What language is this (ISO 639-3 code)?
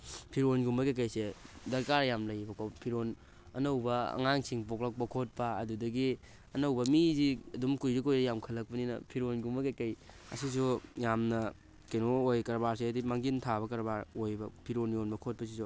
mni